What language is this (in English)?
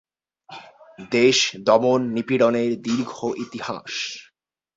Bangla